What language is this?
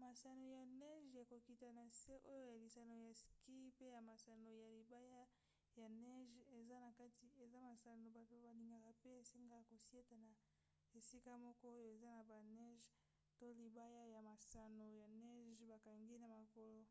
Lingala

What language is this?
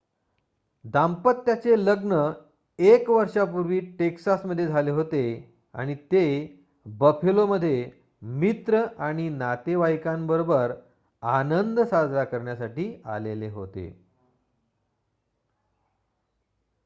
Marathi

